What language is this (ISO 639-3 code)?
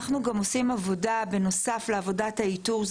heb